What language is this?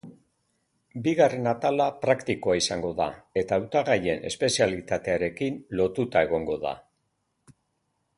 Basque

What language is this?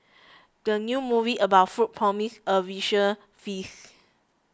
English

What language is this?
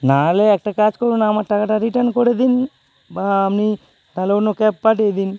Bangla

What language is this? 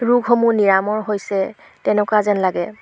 Assamese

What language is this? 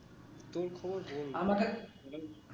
Bangla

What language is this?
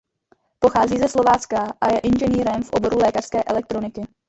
Czech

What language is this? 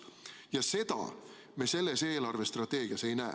Estonian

